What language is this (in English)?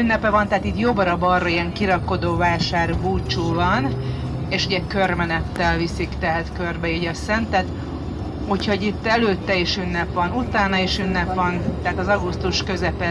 Hungarian